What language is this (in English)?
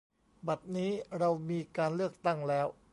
Thai